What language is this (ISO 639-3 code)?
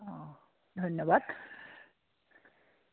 asm